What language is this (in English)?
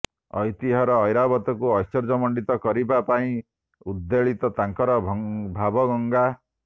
Odia